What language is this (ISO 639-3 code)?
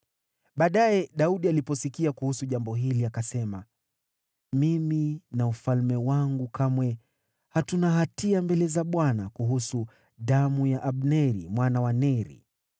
swa